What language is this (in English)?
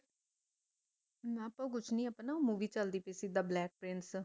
Punjabi